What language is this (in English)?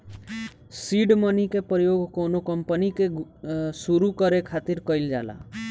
Bhojpuri